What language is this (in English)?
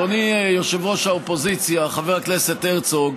Hebrew